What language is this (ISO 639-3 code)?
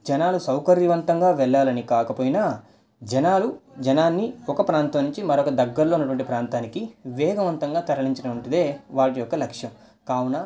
tel